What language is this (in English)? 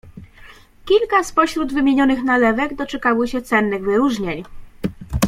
Polish